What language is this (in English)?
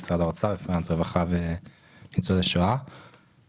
Hebrew